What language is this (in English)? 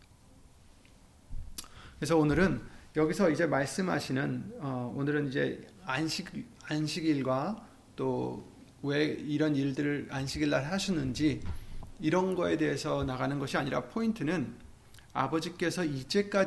Korean